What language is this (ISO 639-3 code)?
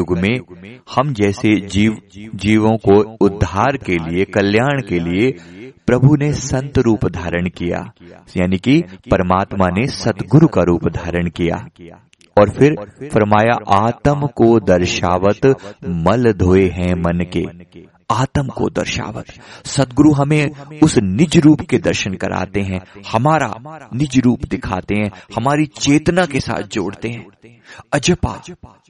hin